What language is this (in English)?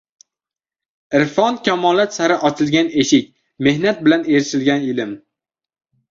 Uzbek